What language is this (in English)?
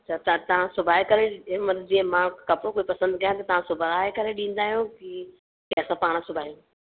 Sindhi